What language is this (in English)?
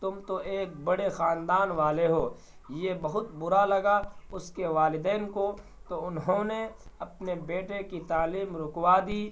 Urdu